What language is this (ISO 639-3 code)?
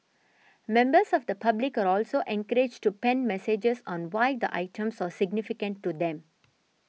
eng